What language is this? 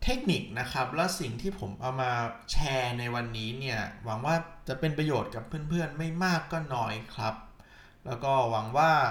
Thai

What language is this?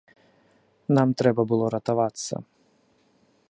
Belarusian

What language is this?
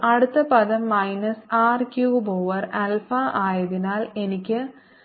Malayalam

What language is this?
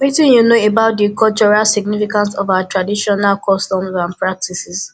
Nigerian Pidgin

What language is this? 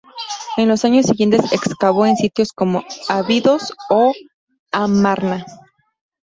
Spanish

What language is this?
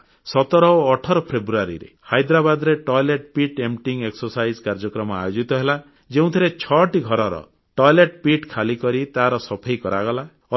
Odia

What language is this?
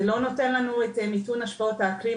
Hebrew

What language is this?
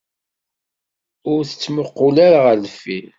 Kabyle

